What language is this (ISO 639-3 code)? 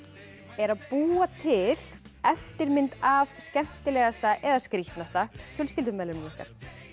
isl